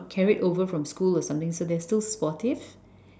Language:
English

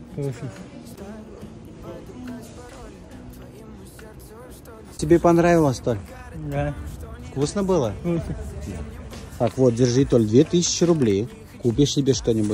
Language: Russian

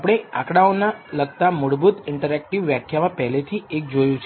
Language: Gujarati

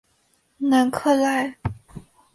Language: Chinese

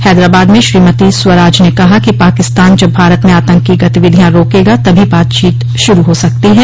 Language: Hindi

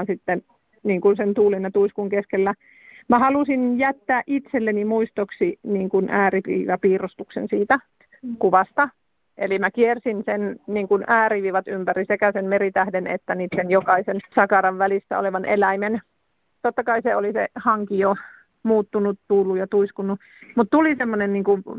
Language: Finnish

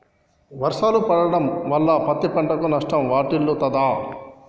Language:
Telugu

